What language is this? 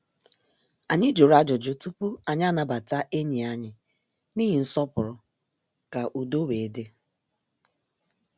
Igbo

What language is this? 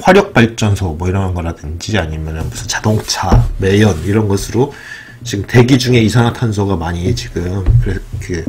Korean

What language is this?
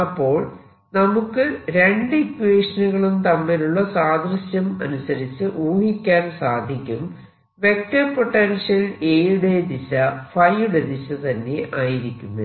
Malayalam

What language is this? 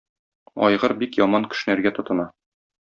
Tatar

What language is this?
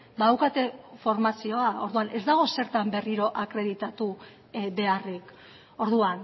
Basque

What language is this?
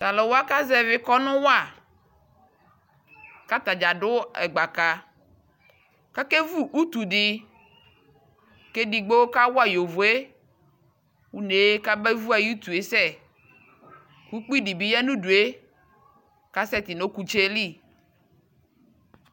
Ikposo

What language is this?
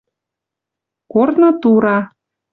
Western Mari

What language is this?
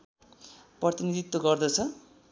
Nepali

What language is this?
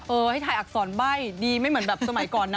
Thai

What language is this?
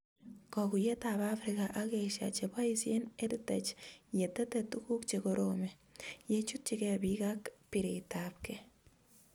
Kalenjin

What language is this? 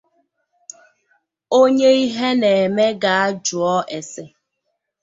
Igbo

